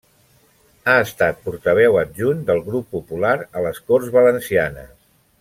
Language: Catalan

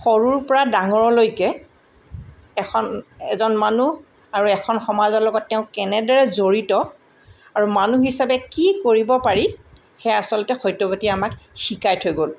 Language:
Assamese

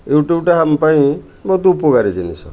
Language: Odia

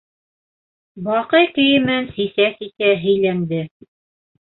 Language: Bashkir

